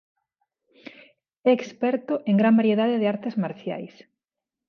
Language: Galician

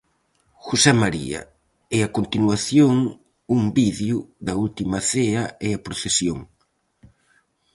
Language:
Galician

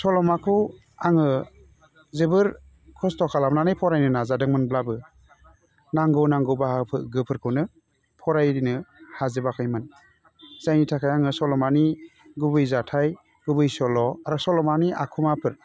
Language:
Bodo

